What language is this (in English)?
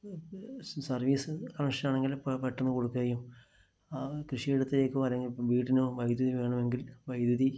Malayalam